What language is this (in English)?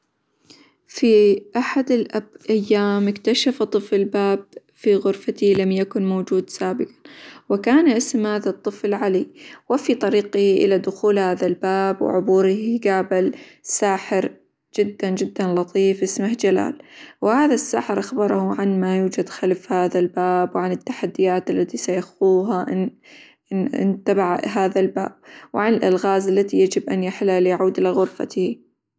Hijazi Arabic